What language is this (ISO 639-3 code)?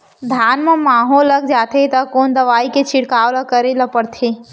hne